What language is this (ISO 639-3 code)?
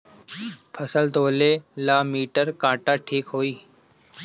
bho